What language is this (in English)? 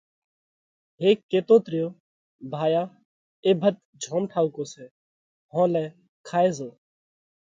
Parkari Koli